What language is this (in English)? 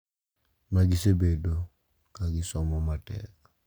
Luo (Kenya and Tanzania)